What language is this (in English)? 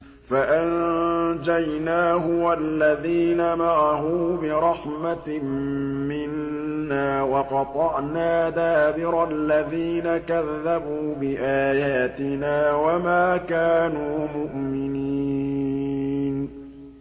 Arabic